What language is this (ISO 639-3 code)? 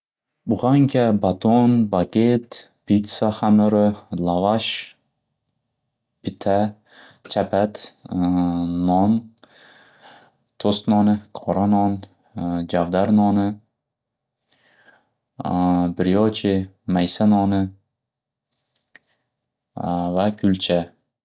uzb